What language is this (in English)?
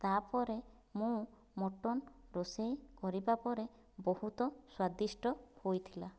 Odia